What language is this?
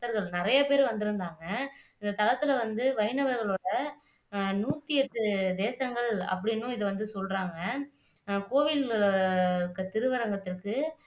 Tamil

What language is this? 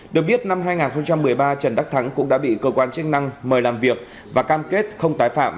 Vietnamese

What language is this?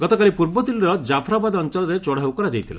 Odia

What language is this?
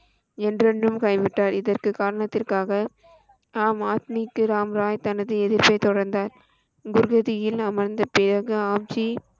Tamil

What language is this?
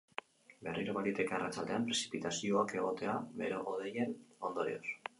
Basque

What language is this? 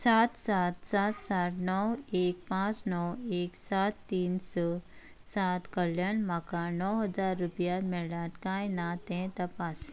Konkani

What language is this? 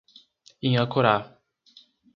Portuguese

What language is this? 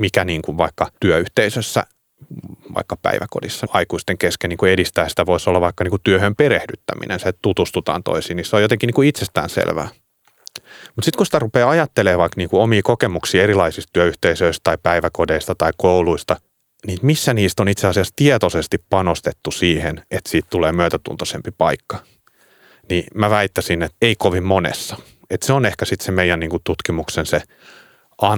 Finnish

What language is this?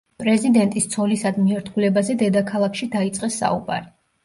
Georgian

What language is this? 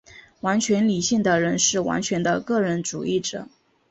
Chinese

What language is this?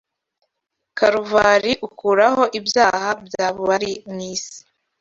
Kinyarwanda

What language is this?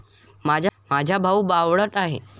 Marathi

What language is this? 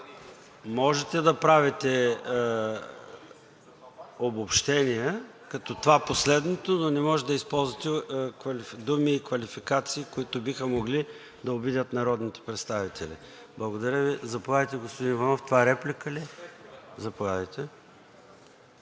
Bulgarian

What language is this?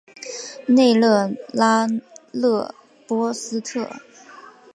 Chinese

